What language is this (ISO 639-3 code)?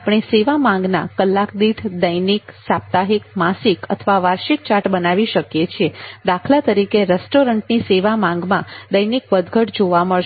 guj